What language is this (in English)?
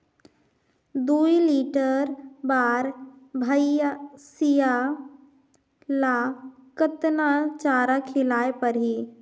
Chhattisgarhi